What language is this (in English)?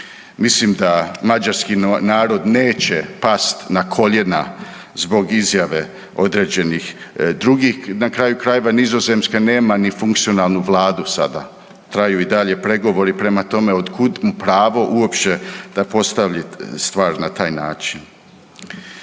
Croatian